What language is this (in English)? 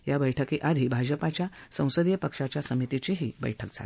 Marathi